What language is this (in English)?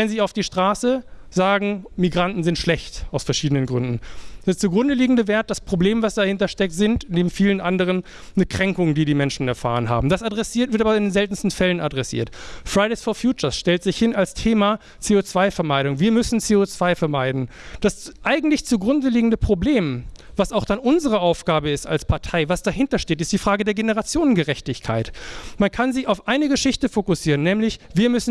German